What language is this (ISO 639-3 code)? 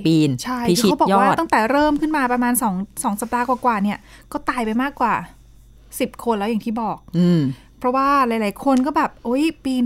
tha